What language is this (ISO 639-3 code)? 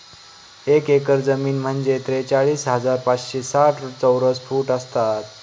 mar